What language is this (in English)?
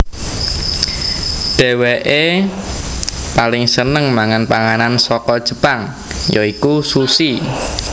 Javanese